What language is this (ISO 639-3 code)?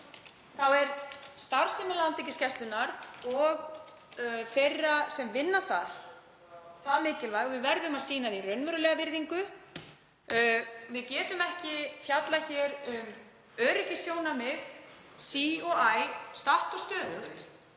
isl